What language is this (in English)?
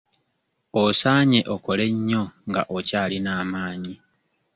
Ganda